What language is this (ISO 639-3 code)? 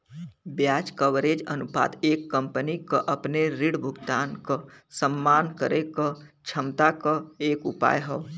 bho